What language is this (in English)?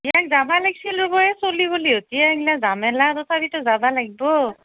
Assamese